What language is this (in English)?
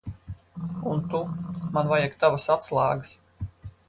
Latvian